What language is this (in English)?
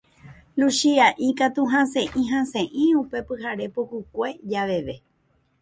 Guarani